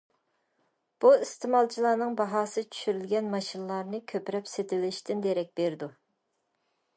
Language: Uyghur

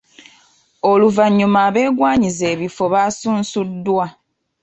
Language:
Ganda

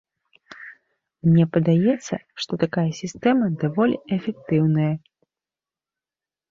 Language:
Belarusian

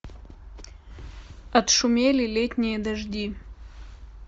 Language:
Russian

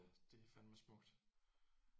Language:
Danish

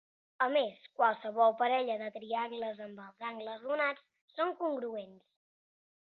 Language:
Catalan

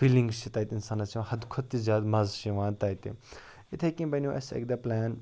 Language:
Kashmiri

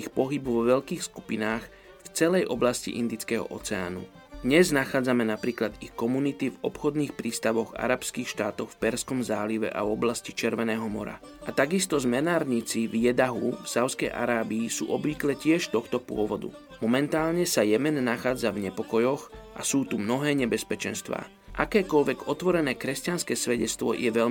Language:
Slovak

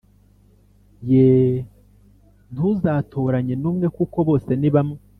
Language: Kinyarwanda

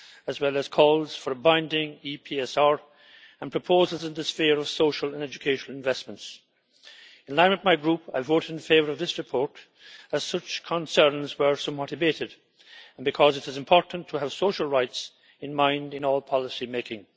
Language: English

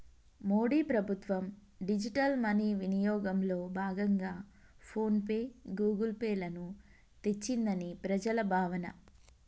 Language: Telugu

